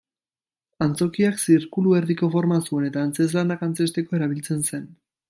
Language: Basque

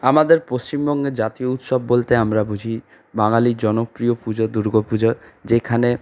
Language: Bangla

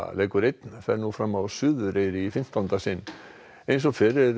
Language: Icelandic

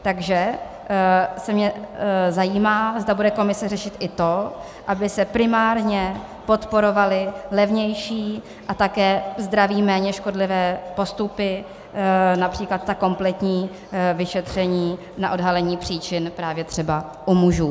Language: Czech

